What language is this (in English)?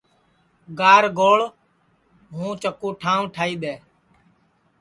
Sansi